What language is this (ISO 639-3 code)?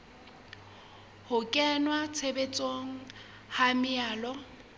sot